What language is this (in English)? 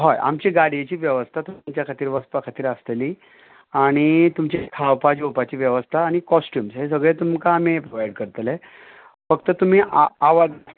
Konkani